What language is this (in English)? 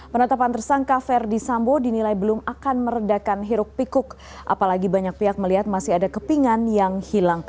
Indonesian